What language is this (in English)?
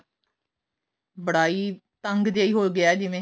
Punjabi